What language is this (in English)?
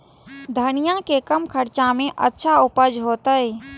Maithili